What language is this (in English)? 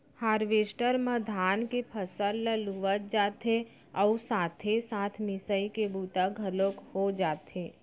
Chhattisgarhi